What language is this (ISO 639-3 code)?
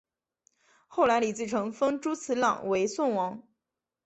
zho